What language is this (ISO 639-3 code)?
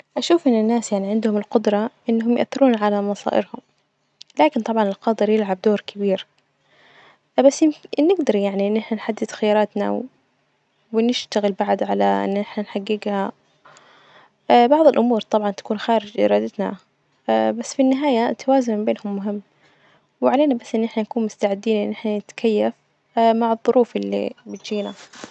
ars